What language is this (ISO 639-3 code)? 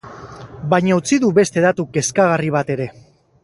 eus